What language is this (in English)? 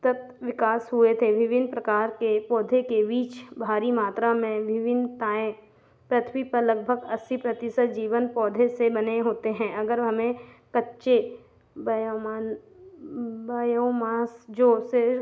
Hindi